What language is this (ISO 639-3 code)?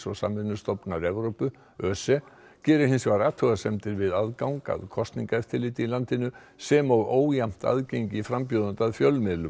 isl